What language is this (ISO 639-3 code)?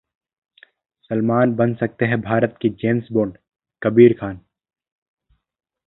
hin